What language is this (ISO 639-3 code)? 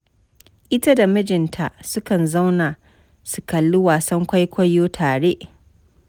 hau